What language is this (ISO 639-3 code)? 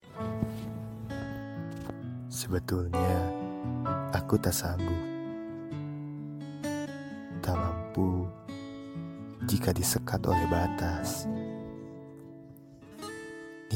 ind